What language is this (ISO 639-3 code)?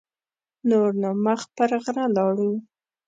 pus